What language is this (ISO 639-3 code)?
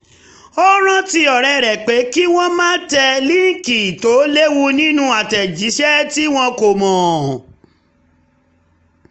yor